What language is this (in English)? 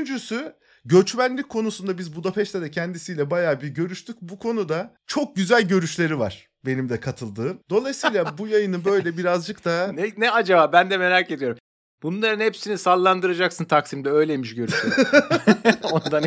Turkish